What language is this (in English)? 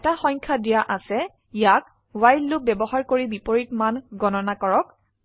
Assamese